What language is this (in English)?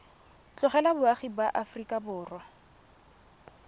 Tswana